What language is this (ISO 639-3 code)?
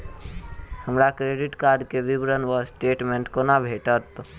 mai